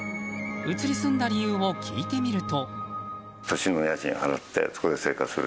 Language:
Japanese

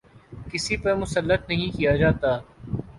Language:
Urdu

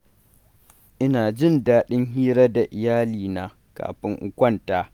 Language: Hausa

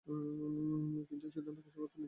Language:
Bangla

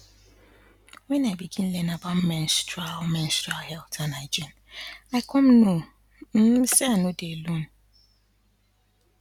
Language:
Nigerian Pidgin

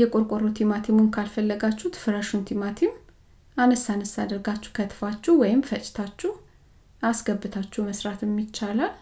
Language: Amharic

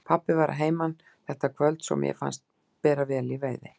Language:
Icelandic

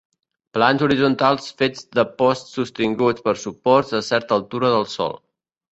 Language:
Catalan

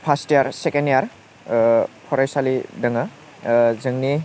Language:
Bodo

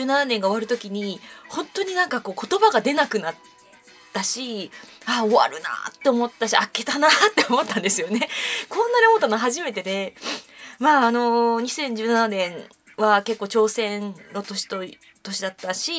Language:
Japanese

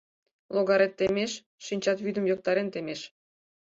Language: Mari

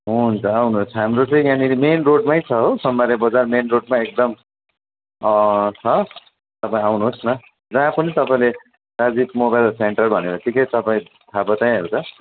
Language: Nepali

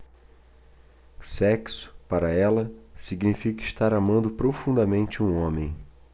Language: Portuguese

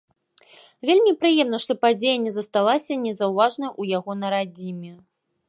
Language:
Belarusian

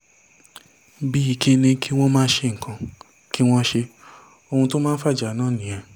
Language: Yoruba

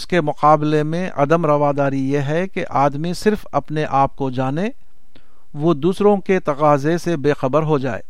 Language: Urdu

